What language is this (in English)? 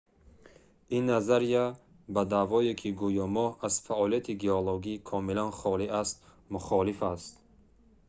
Tajik